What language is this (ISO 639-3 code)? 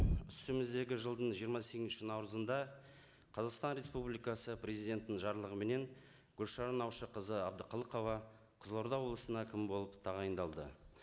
kaz